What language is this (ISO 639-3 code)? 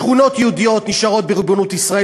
heb